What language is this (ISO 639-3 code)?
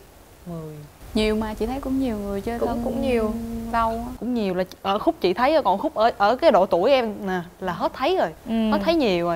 vie